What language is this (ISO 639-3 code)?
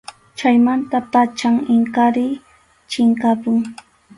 qxu